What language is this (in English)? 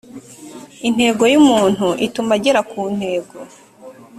Kinyarwanda